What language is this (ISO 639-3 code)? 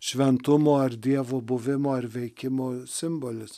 lit